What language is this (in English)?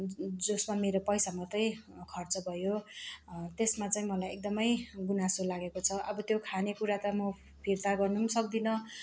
Nepali